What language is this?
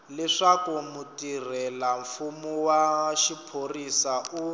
Tsonga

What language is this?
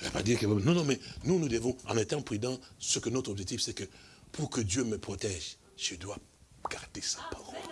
French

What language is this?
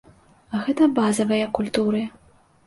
Belarusian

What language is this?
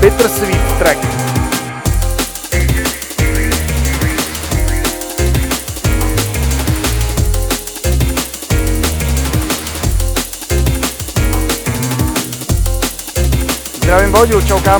Czech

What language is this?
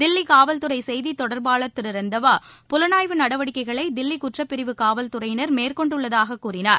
Tamil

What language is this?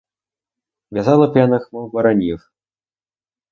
Ukrainian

